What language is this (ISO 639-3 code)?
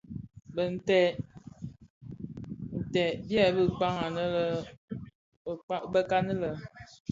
ksf